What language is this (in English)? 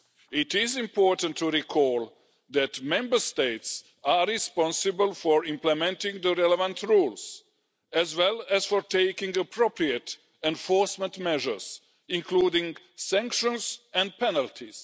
English